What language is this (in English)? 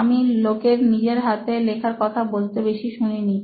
Bangla